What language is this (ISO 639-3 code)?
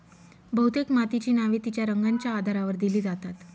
mar